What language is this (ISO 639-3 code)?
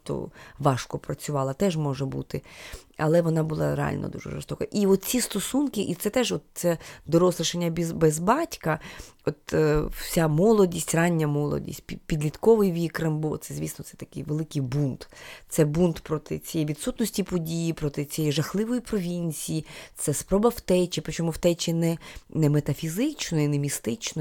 ukr